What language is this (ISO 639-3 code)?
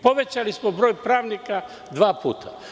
srp